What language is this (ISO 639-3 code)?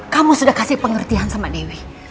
ind